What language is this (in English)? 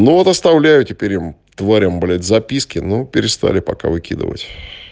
Russian